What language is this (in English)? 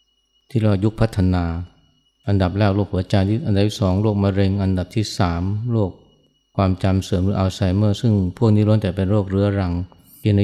Thai